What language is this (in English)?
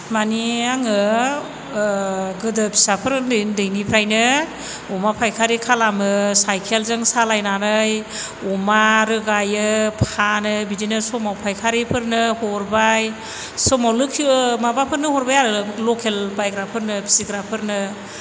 Bodo